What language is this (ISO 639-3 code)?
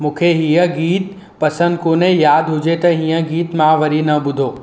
snd